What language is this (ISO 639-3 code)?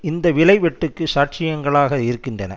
tam